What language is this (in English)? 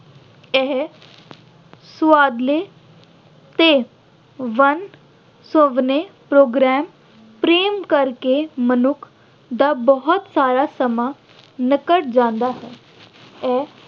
Punjabi